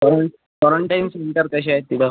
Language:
Marathi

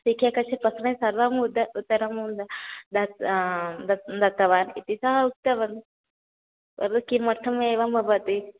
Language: Sanskrit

